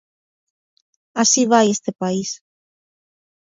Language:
Galician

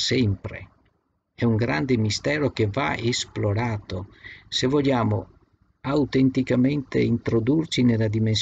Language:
Italian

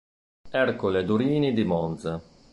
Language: Italian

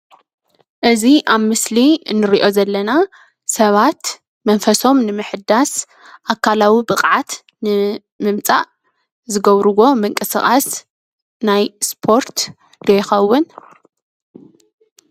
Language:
Tigrinya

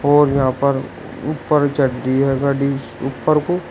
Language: Hindi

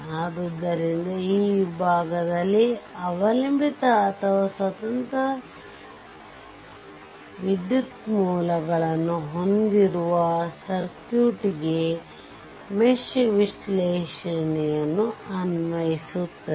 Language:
Kannada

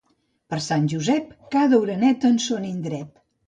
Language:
Catalan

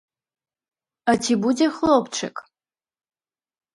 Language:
Belarusian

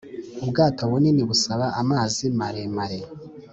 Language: Kinyarwanda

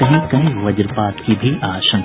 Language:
Hindi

